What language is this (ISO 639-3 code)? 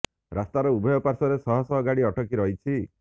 ori